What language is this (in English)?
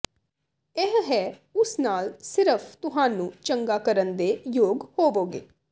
Punjabi